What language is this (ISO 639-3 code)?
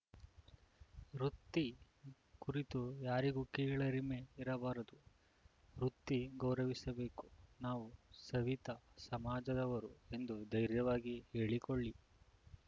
kan